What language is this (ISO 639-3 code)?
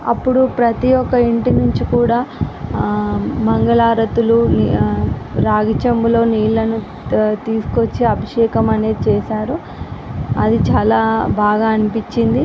tel